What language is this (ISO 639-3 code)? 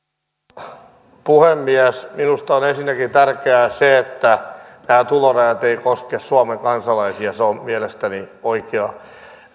fin